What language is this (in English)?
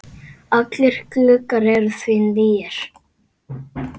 Icelandic